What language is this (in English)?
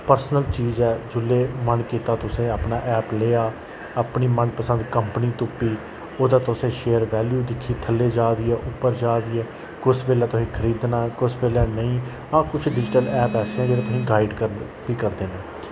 Dogri